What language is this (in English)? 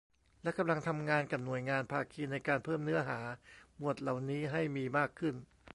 Thai